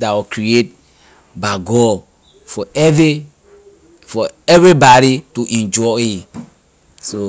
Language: Liberian English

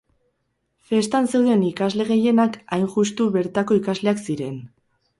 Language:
Basque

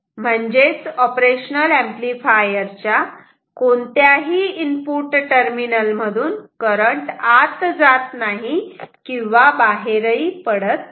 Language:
Marathi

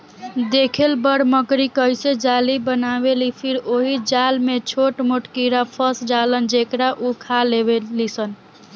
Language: Bhojpuri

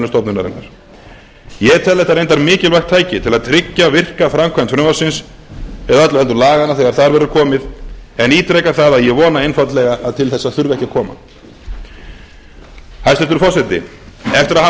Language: Icelandic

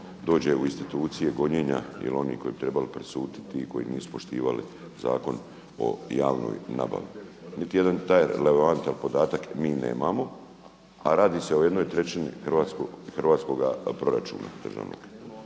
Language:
Croatian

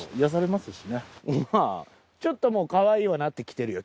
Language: Japanese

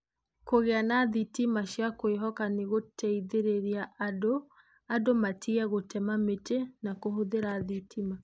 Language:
Kikuyu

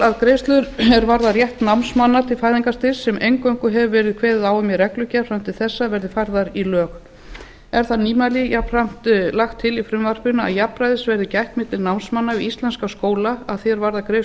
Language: Icelandic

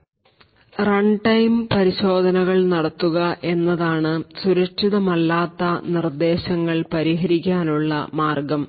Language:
Malayalam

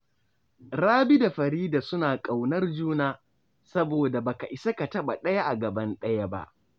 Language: Hausa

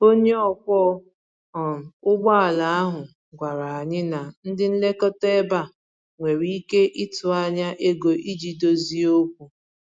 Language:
Igbo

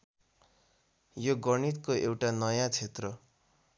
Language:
Nepali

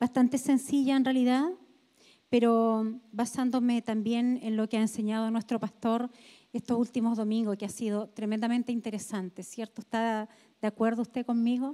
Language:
Spanish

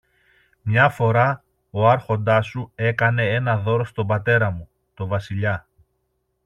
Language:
Greek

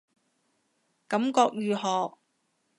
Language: Cantonese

